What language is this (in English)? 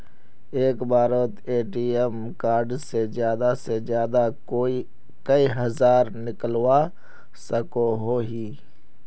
Magahi